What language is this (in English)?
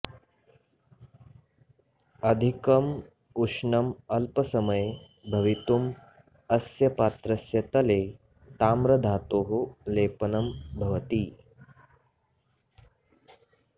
Sanskrit